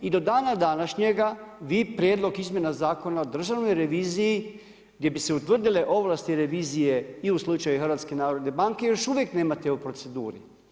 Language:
Croatian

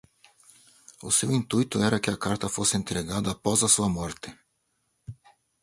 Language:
Portuguese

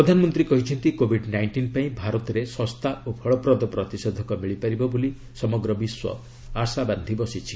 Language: Odia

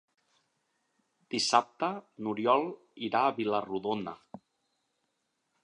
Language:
Catalan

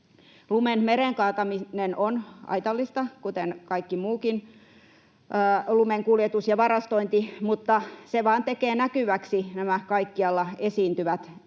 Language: Finnish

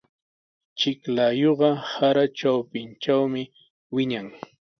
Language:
Sihuas Ancash Quechua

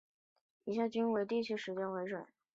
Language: Chinese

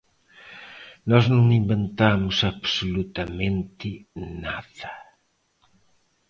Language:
Galician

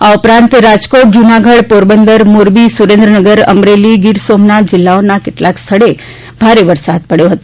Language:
Gujarati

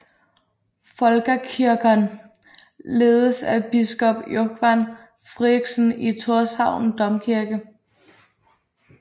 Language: Danish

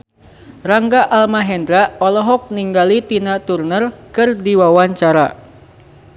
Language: Sundanese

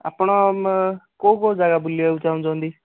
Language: Odia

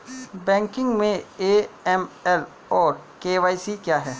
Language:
Hindi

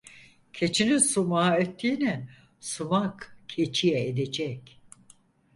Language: Turkish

